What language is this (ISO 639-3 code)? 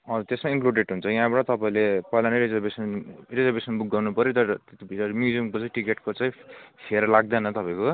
nep